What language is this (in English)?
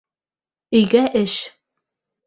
Bashkir